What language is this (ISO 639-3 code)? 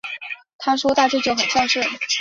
zho